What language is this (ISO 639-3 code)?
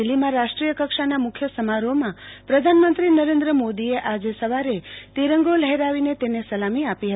guj